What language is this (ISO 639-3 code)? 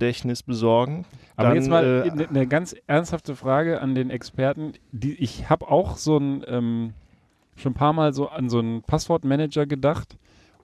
deu